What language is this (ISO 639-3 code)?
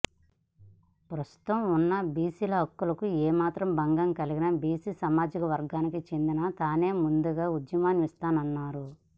tel